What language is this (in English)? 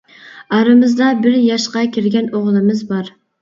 Uyghur